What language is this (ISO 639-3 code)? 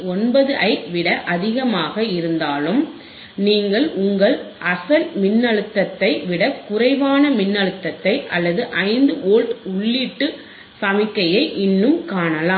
tam